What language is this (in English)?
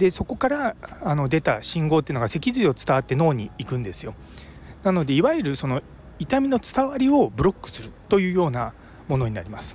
Japanese